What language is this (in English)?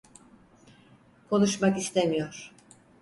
Turkish